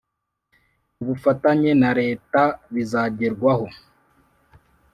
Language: Kinyarwanda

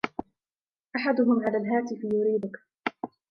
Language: Arabic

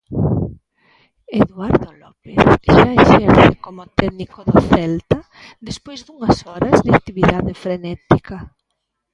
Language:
Galician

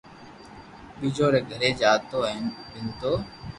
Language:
Loarki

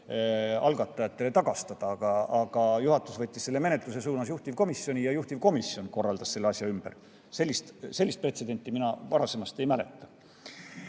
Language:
Estonian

